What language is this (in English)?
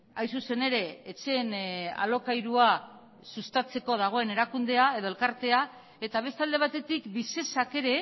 Basque